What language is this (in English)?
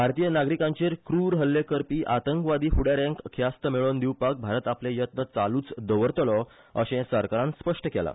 Konkani